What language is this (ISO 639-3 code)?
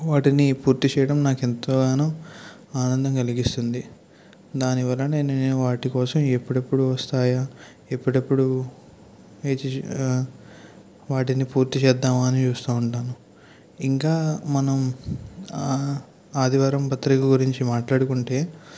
tel